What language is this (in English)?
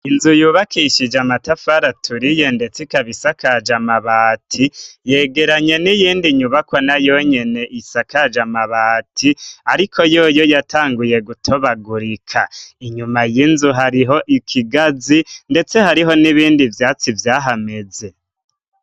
Rundi